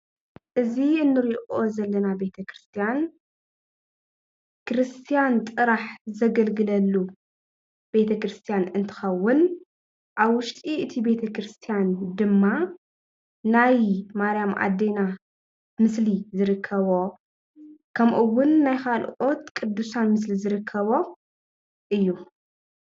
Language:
Tigrinya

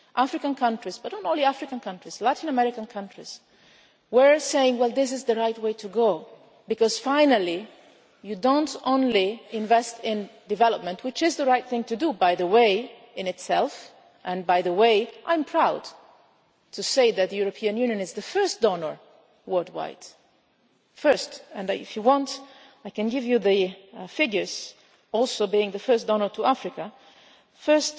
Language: English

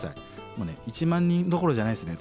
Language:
Japanese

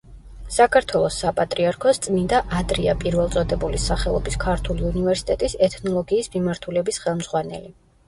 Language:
Georgian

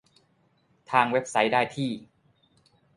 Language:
Thai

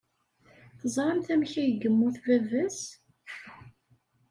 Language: Kabyle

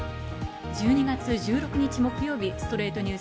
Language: Japanese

